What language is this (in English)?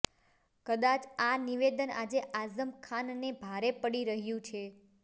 Gujarati